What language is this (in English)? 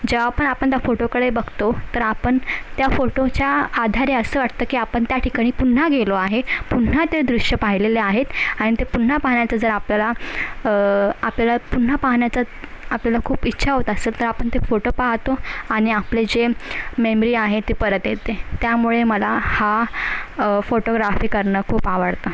Marathi